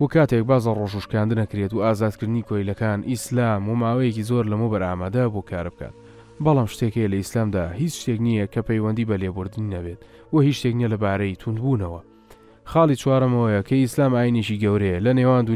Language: Arabic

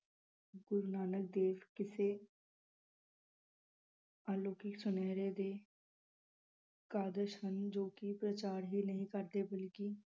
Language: Punjabi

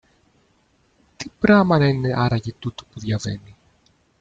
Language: Greek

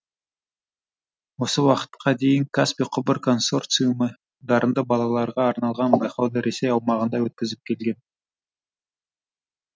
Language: Kazakh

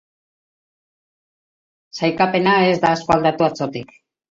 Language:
Basque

